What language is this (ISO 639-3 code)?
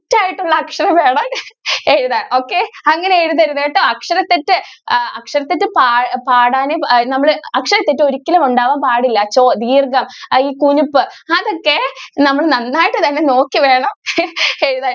mal